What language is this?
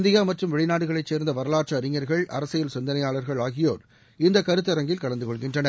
Tamil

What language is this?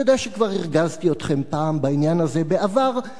Hebrew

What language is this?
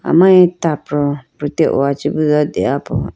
Idu-Mishmi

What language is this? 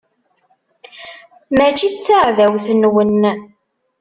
Kabyle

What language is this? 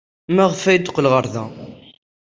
Kabyle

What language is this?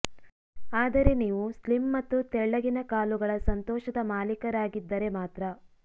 Kannada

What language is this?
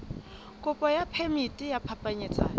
Southern Sotho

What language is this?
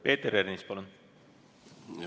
Estonian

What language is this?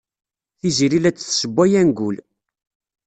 Kabyle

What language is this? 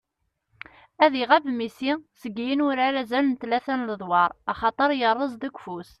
Kabyle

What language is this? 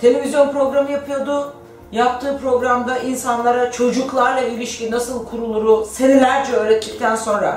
Turkish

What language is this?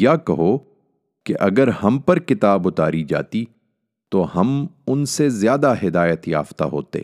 Urdu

